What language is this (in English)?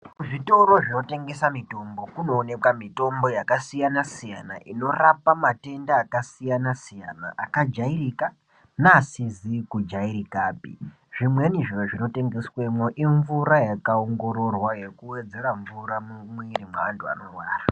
Ndau